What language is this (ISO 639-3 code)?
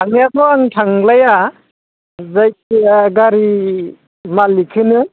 brx